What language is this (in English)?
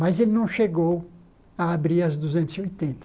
Portuguese